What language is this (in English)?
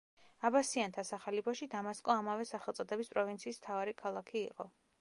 Georgian